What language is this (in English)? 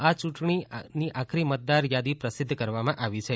Gujarati